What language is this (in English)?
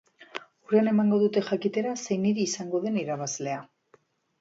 Basque